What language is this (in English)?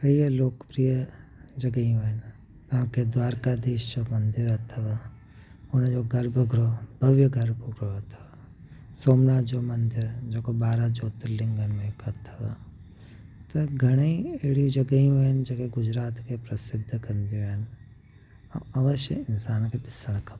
Sindhi